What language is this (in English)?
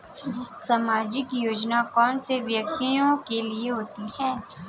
Hindi